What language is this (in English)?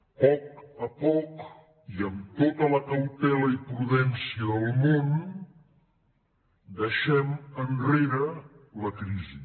Catalan